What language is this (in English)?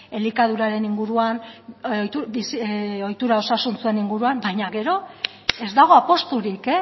Basque